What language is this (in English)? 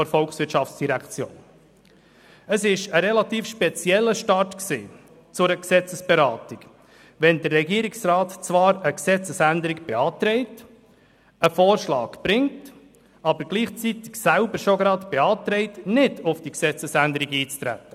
Swiss German